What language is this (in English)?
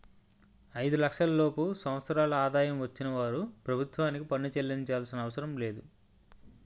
Telugu